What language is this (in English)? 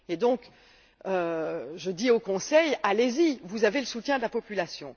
French